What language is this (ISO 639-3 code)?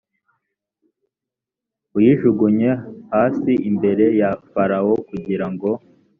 kin